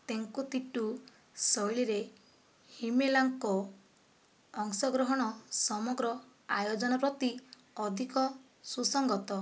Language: Odia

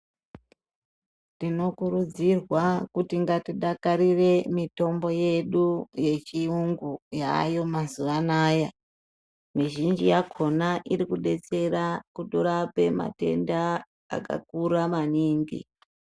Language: Ndau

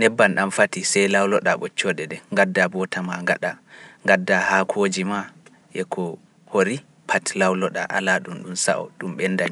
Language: Pular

